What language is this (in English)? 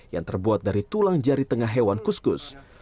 Indonesian